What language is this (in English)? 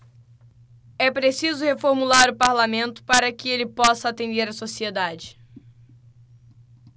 Portuguese